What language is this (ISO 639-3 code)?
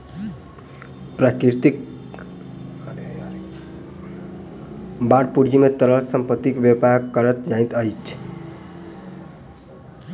mai